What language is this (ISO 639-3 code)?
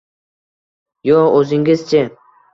uzb